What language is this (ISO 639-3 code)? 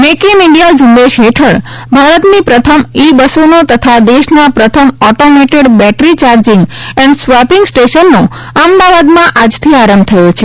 guj